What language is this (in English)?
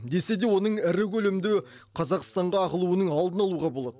Kazakh